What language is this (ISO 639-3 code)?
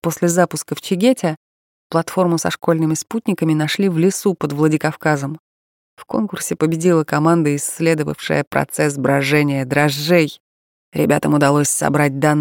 rus